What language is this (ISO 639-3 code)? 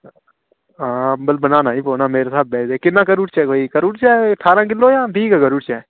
doi